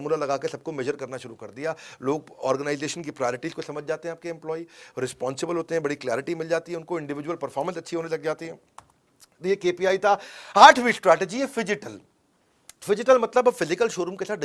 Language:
Hindi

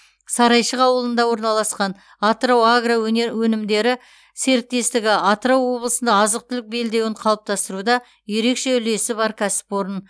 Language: Kazakh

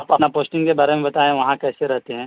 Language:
Urdu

